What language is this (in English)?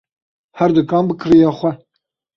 Kurdish